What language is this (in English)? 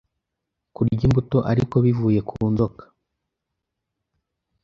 Kinyarwanda